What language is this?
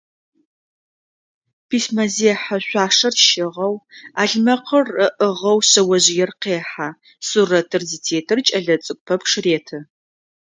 Adyghe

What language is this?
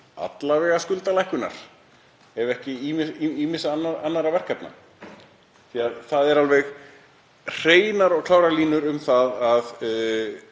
Icelandic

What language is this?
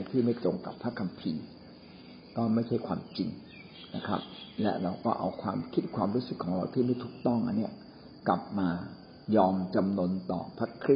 Thai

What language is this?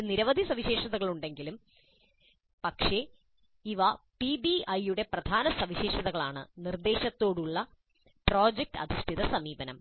Malayalam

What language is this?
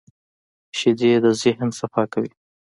Pashto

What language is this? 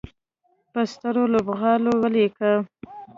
Pashto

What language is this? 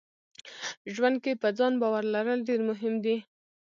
Pashto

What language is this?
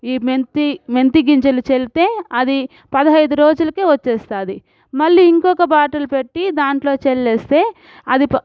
Telugu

